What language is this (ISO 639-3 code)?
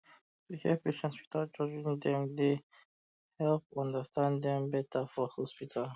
pcm